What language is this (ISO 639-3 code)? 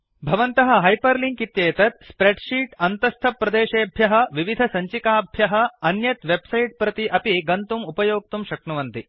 san